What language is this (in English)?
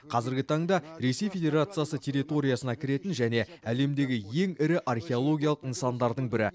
Kazakh